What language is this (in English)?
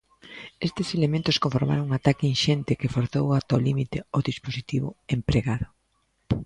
Galician